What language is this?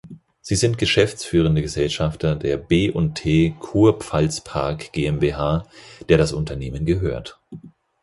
German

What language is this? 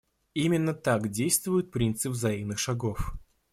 Russian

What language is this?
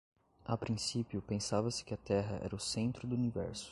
Portuguese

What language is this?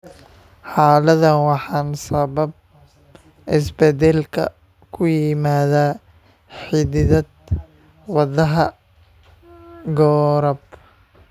Somali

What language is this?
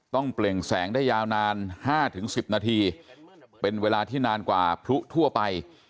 Thai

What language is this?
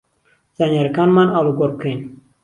Central Kurdish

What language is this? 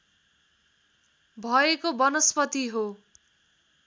Nepali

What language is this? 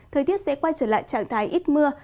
Vietnamese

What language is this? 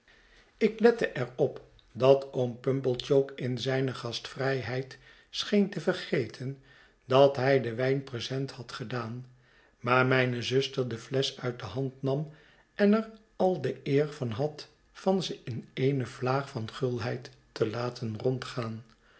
Dutch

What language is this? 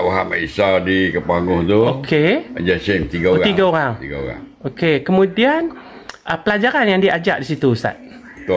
Malay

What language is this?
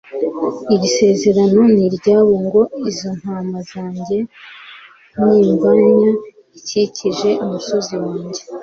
Kinyarwanda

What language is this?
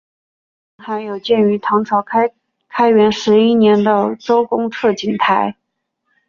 Chinese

